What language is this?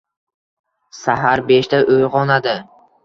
Uzbek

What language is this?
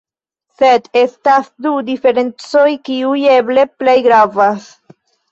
Esperanto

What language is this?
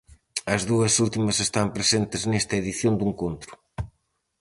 Galician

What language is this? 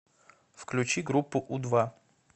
Russian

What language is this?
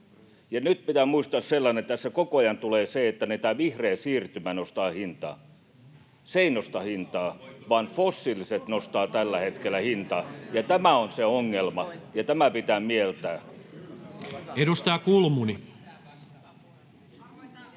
Finnish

